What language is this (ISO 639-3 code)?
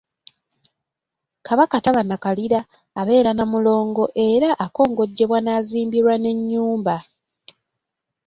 lug